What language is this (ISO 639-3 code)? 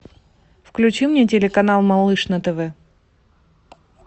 rus